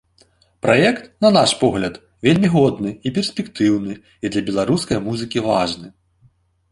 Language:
Belarusian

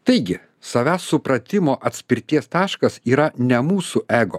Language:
Lithuanian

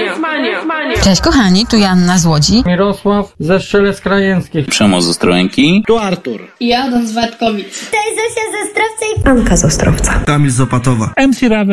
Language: Polish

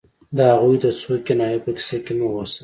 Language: Pashto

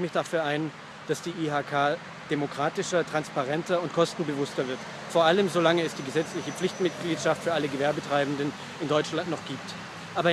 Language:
German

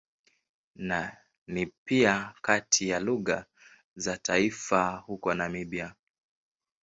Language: Swahili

